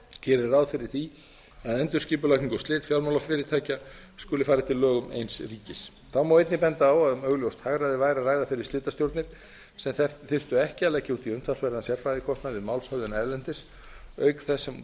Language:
Icelandic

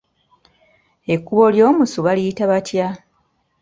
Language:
Ganda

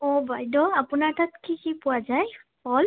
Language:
Assamese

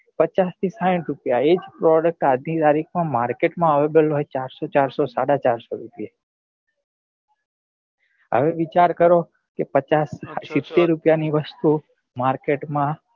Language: Gujarati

